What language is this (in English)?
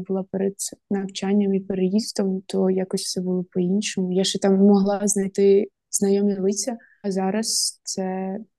Ukrainian